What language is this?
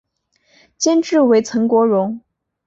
Chinese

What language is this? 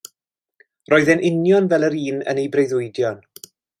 Welsh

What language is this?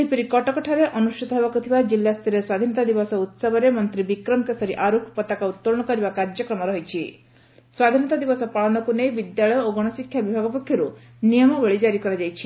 Odia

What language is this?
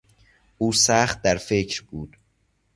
Persian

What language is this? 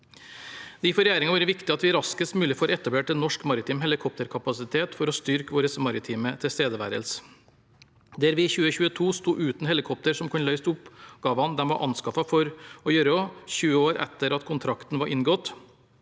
Norwegian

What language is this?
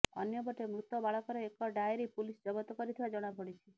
Odia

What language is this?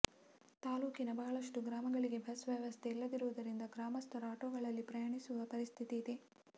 Kannada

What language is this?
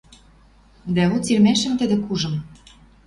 Western Mari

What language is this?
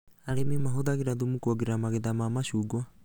Kikuyu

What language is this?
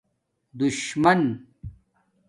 Domaaki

